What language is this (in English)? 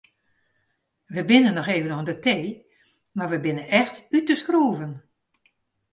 Western Frisian